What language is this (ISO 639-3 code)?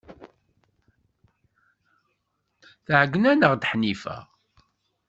kab